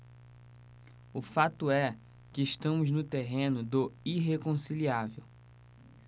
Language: Portuguese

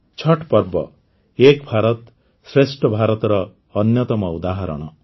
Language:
Odia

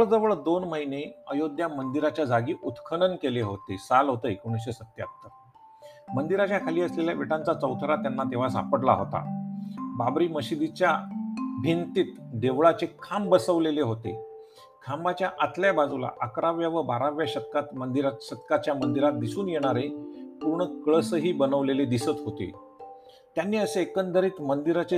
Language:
Marathi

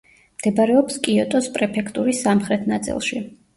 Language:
Georgian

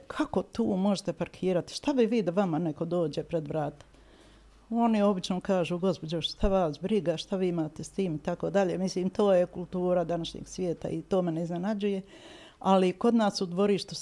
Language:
Croatian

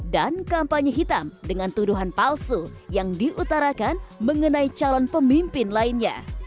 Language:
Indonesian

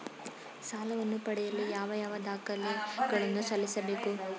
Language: Kannada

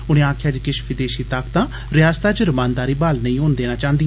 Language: Dogri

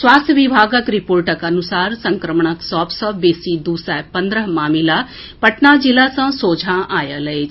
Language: Maithili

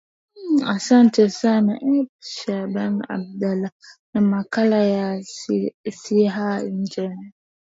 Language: Swahili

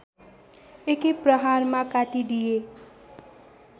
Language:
Nepali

